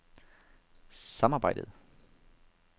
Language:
Danish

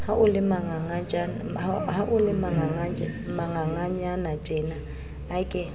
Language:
Southern Sotho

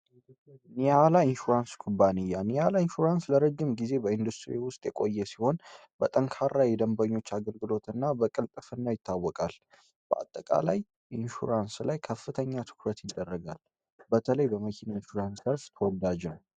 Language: Amharic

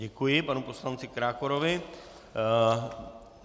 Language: Czech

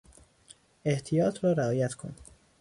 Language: Persian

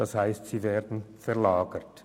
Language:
Swiss German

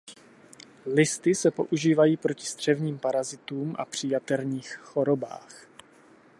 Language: Czech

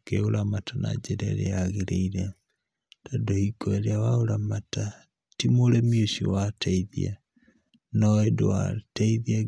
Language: Kikuyu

